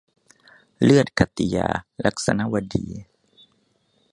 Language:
Thai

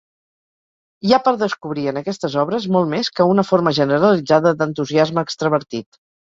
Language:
Catalan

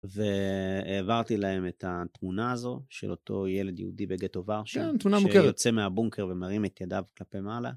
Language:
Hebrew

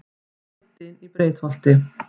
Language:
Icelandic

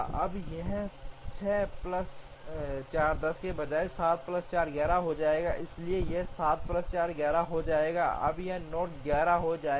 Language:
Hindi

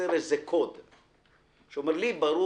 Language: Hebrew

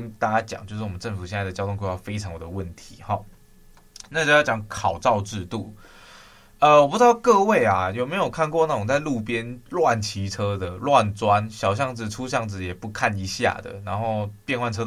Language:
Chinese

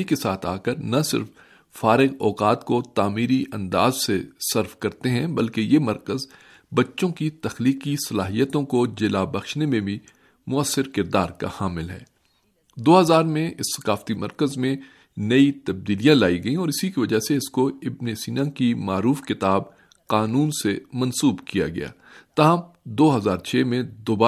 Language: Urdu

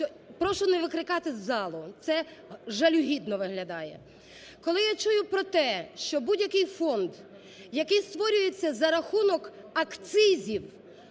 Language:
Ukrainian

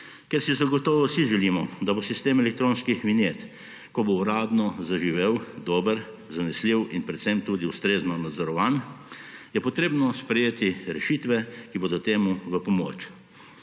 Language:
Slovenian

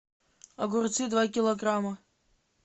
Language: Russian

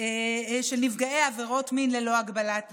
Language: Hebrew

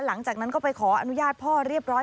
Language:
Thai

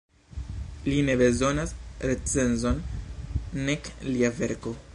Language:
Esperanto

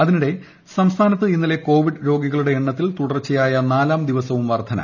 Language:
Malayalam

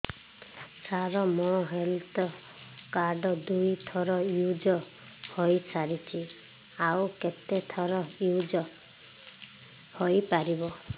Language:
Odia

